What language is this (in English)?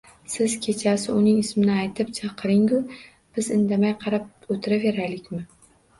Uzbek